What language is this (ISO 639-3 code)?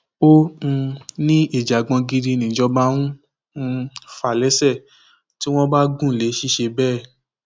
yor